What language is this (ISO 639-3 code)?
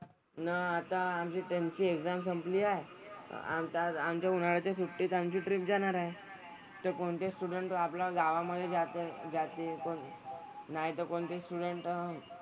mar